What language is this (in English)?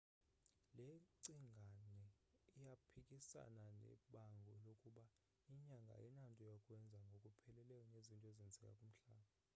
Xhosa